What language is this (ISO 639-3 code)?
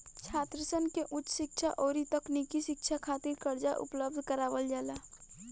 bho